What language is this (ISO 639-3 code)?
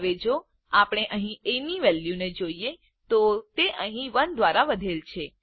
guj